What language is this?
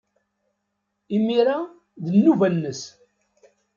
Kabyle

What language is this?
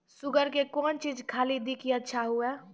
Maithili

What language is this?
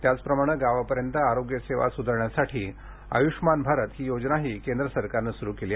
Marathi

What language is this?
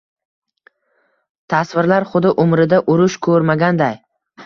Uzbek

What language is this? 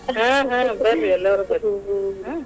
Kannada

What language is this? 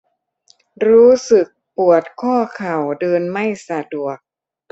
Thai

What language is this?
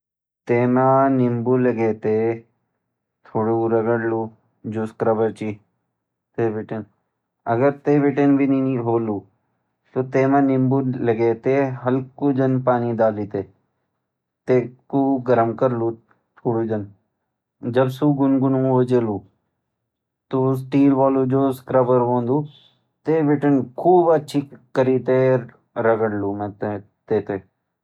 Garhwali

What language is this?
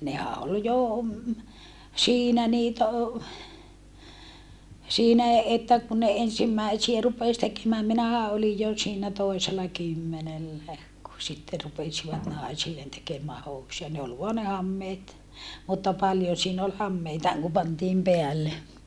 Finnish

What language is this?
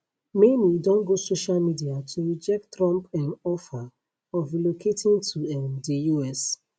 Nigerian Pidgin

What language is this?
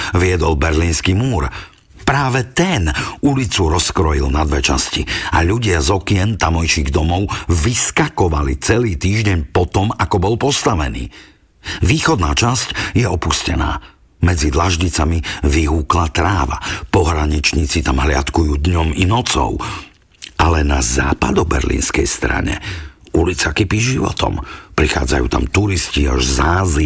Slovak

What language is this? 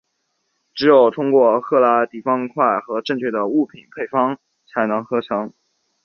Chinese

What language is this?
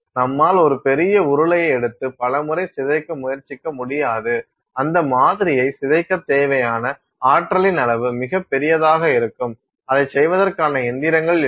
Tamil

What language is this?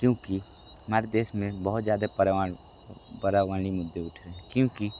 Hindi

